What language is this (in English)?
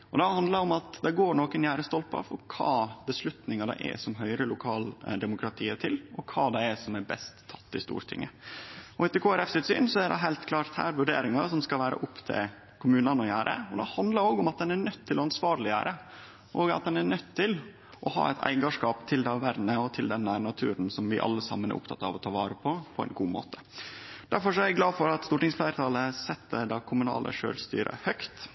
Norwegian Nynorsk